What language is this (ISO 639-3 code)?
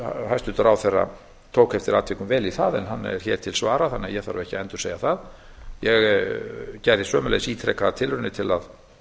isl